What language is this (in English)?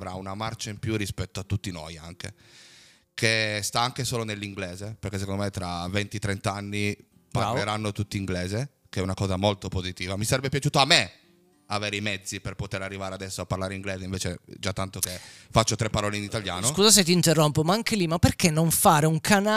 Italian